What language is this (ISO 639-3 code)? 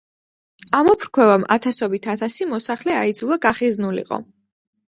kat